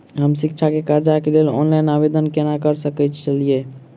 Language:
Maithili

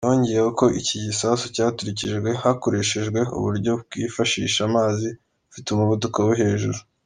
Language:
Kinyarwanda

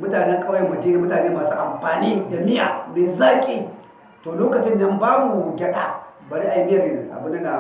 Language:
Hausa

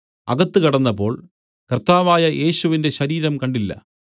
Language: Malayalam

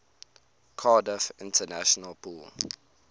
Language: English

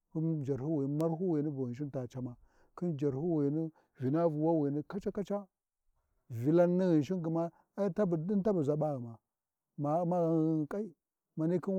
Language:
Warji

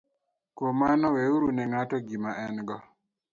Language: Luo (Kenya and Tanzania)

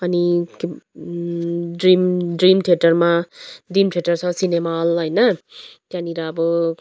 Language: Nepali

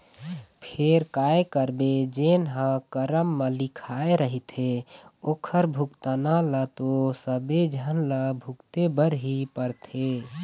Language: Chhattisgarhi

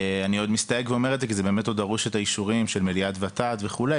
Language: Hebrew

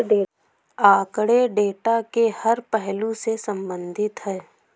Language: Hindi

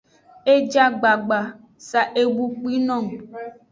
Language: Aja (Benin)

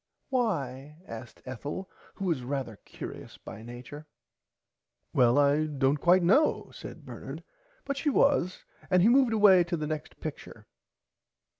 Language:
English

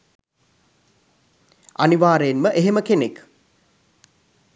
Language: Sinhala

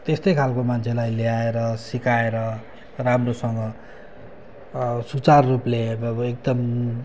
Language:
Nepali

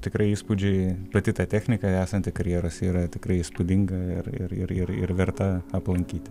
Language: Lithuanian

